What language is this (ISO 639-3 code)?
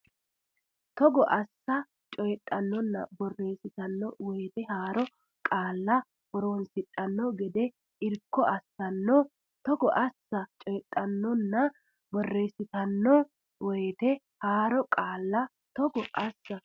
sid